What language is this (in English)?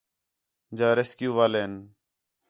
Khetrani